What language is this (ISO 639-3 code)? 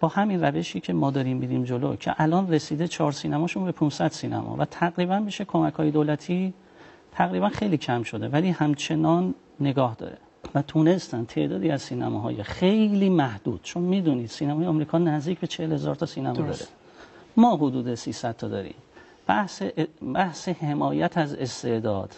fas